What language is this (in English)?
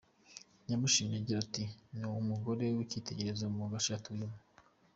Kinyarwanda